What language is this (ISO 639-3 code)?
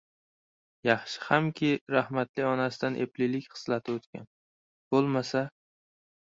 uzb